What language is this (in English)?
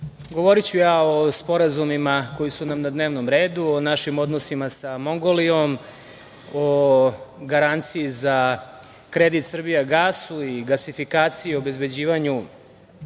Serbian